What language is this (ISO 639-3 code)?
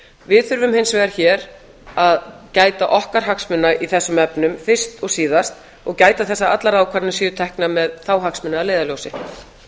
isl